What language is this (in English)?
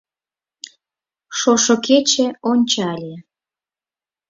Mari